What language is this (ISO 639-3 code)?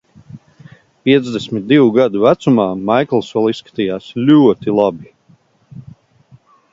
lav